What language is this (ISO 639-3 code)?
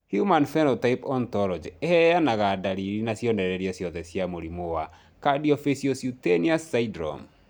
kik